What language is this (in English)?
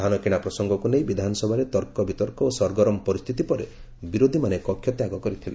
Odia